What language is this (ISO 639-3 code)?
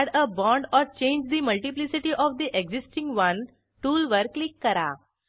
mar